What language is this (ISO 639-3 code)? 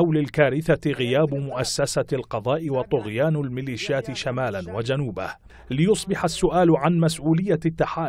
ara